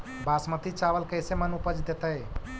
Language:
Magahi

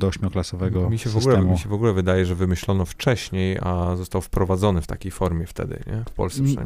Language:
Polish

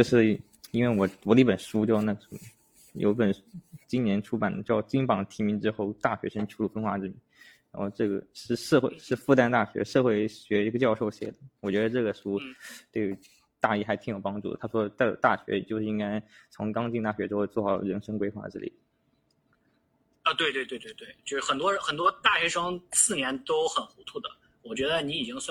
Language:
Chinese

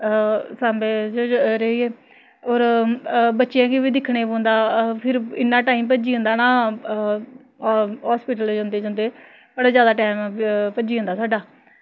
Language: Dogri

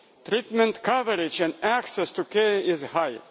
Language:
English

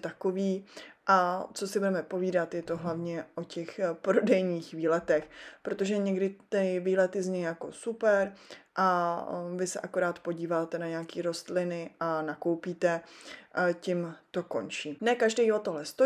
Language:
Czech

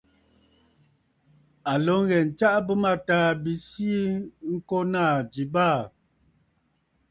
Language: Bafut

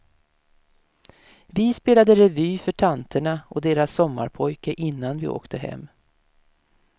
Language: Swedish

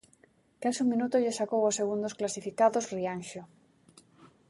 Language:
Galician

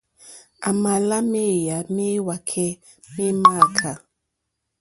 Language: Mokpwe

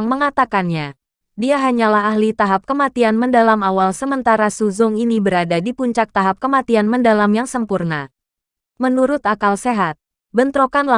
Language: Indonesian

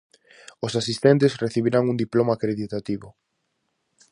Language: Galician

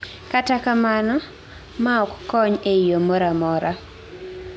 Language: Luo (Kenya and Tanzania)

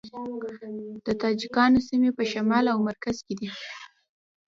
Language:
Pashto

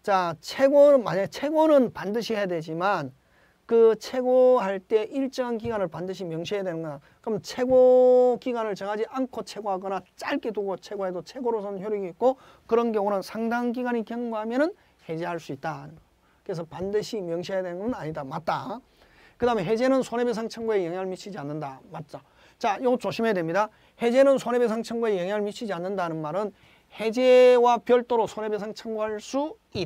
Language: Korean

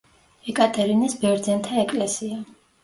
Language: Georgian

